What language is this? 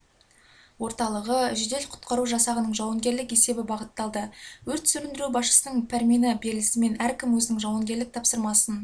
Kazakh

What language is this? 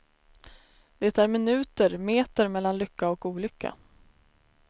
Swedish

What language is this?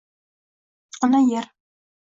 Uzbek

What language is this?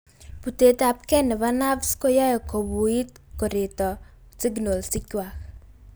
Kalenjin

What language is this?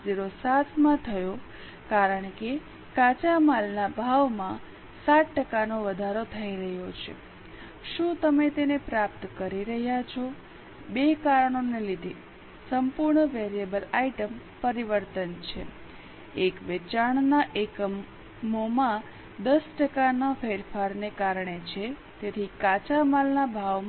Gujarati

